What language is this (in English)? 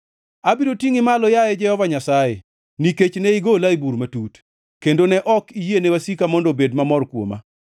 Luo (Kenya and Tanzania)